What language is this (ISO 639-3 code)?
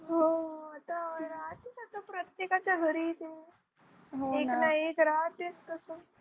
mar